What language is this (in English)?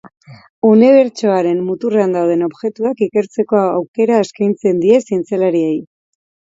Basque